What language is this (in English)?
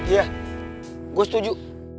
Indonesian